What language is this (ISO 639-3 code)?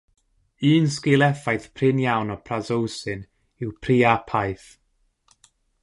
cym